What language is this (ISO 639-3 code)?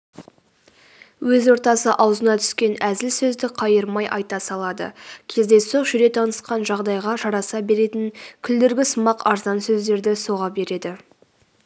kaz